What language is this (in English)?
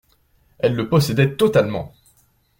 French